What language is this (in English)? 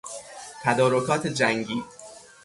Persian